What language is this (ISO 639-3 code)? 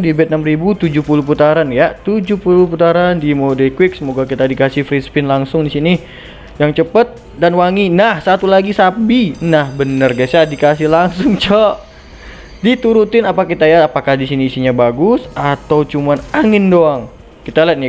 ind